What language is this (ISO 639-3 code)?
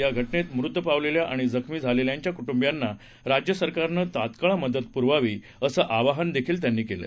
mar